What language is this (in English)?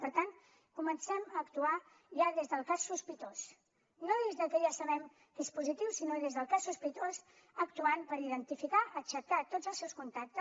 Catalan